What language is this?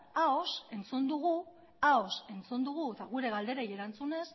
Basque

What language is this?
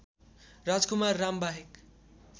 Nepali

